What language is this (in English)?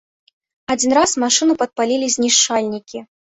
Belarusian